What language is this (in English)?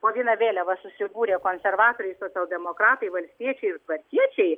Lithuanian